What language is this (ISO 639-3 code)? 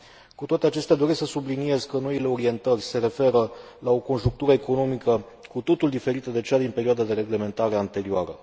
ron